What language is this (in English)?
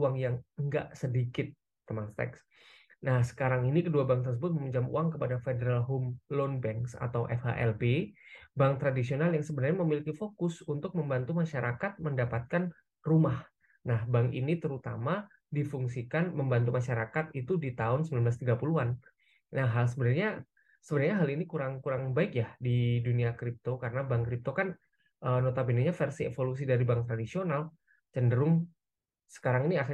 Indonesian